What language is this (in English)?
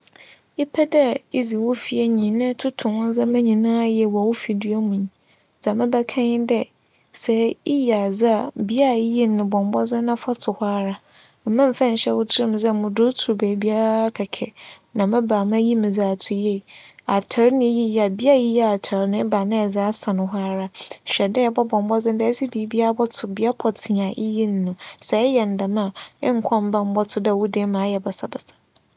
Akan